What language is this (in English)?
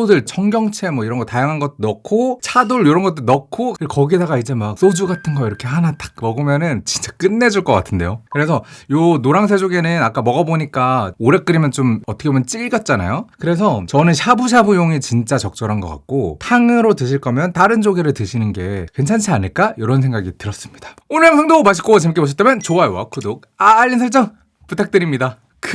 Korean